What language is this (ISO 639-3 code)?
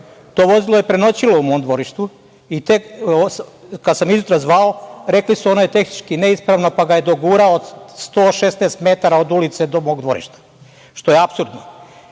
srp